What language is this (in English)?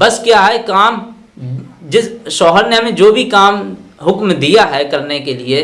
Hindi